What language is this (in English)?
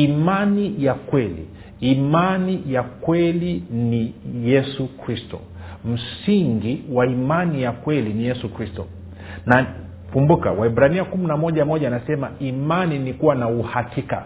Swahili